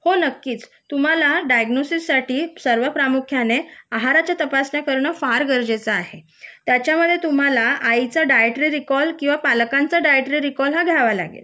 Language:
Marathi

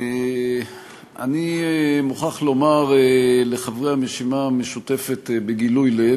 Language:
Hebrew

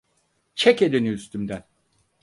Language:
Turkish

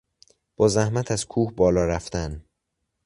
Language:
Persian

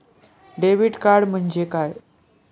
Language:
Marathi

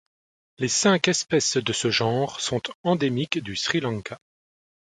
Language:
French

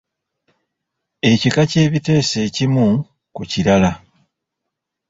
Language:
Ganda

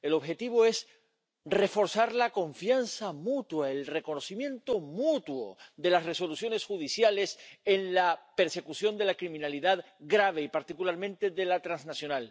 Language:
Spanish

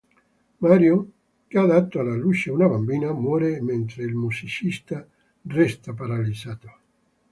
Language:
Italian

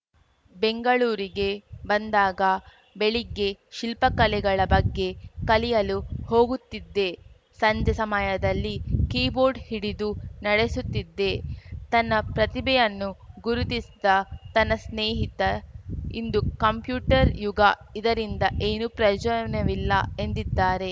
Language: Kannada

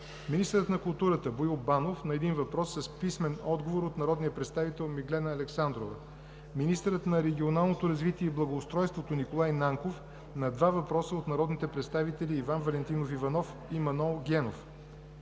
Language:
Bulgarian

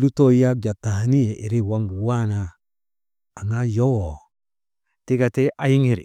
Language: Maba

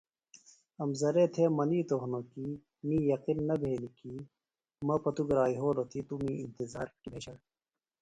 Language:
Phalura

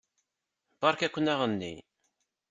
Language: Kabyle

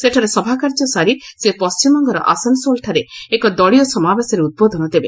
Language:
Odia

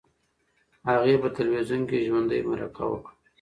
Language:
Pashto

